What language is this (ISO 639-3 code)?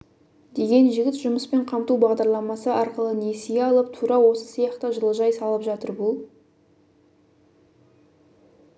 kaz